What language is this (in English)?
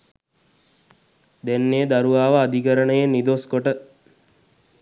Sinhala